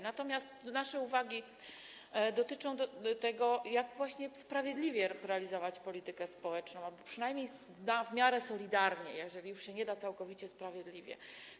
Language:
Polish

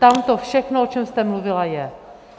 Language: Czech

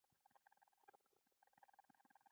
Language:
Pashto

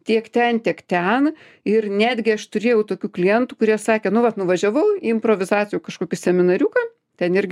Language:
Lithuanian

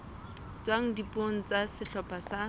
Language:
Southern Sotho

